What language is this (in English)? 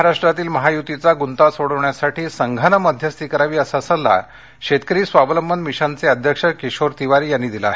Marathi